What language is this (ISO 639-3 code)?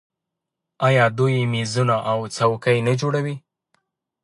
pus